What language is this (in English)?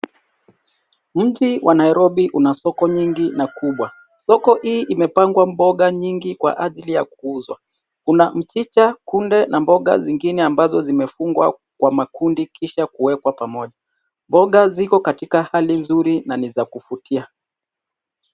Swahili